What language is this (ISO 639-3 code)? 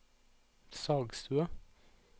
nor